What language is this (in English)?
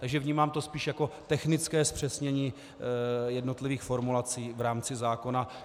Czech